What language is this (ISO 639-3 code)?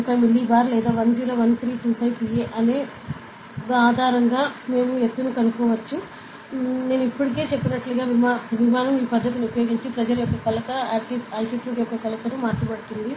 tel